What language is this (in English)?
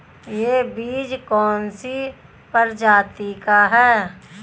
Hindi